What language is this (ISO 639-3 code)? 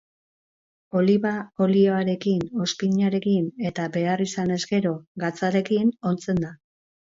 eus